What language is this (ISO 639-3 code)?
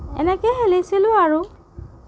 asm